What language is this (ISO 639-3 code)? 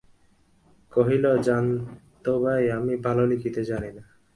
ben